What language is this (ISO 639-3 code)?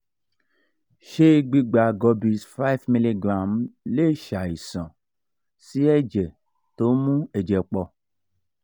yor